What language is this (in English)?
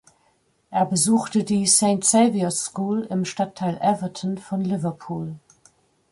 German